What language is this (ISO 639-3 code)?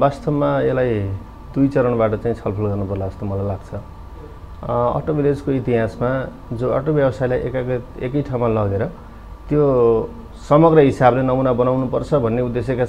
hin